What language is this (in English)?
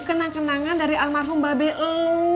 Indonesian